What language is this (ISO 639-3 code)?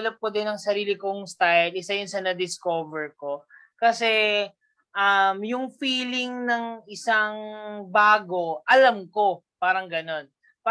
fil